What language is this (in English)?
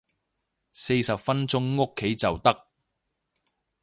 Cantonese